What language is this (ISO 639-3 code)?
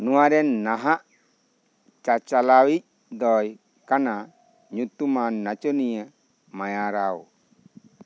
sat